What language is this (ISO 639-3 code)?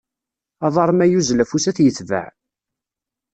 kab